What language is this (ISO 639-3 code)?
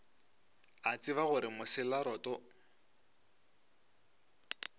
nso